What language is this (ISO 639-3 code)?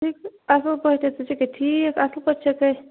kas